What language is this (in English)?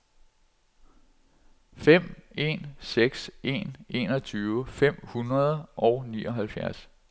Danish